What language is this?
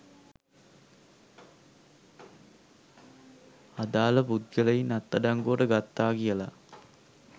Sinhala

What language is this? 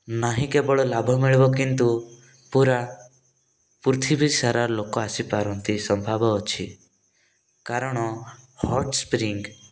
Odia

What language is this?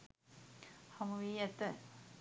Sinhala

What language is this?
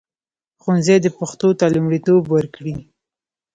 Pashto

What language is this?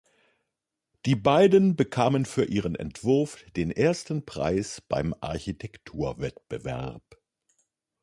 German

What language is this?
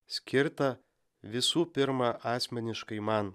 Lithuanian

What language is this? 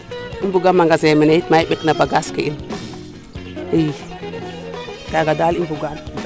Serer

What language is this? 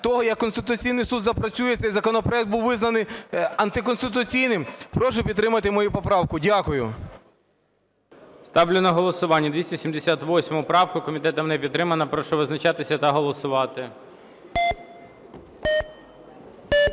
Ukrainian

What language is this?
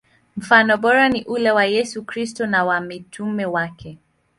Swahili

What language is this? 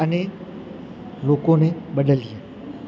Gujarati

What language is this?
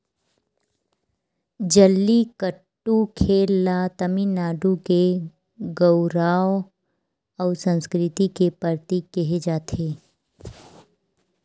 Chhattisgarhi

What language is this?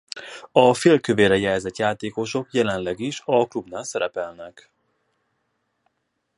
Hungarian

